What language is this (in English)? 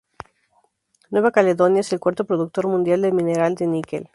Spanish